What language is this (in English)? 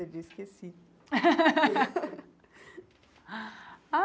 Portuguese